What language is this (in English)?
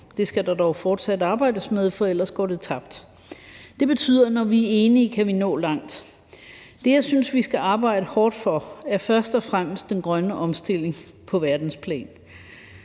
Danish